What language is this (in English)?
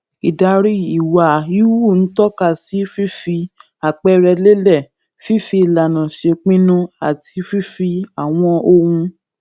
Yoruba